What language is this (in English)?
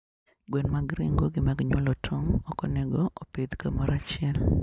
Luo (Kenya and Tanzania)